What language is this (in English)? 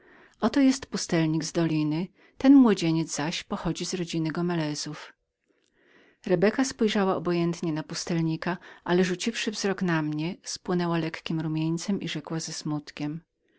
Polish